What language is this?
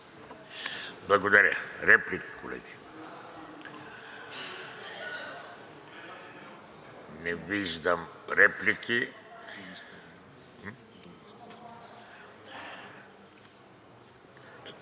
Bulgarian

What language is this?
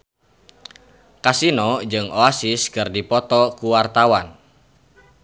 Sundanese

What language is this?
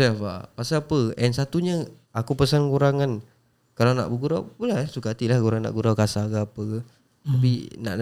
Malay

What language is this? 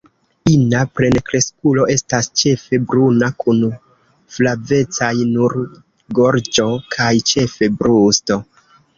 Esperanto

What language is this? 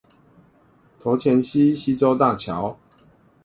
Chinese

